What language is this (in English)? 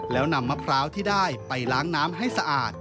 Thai